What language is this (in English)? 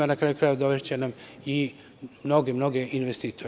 Serbian